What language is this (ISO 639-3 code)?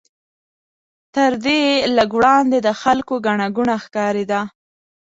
pus